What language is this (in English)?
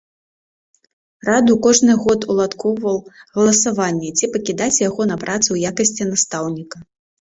Belarusian